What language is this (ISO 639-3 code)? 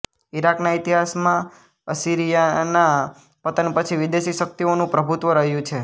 guj